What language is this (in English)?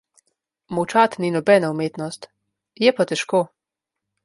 Slovenian